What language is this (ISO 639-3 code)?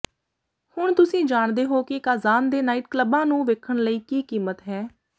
pan